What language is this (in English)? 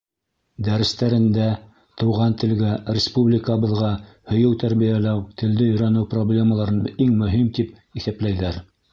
Bashkir